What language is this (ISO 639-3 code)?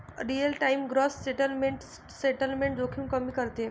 mar